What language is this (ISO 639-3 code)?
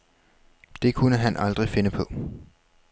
dan